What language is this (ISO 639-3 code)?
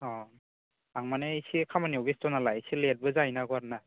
brx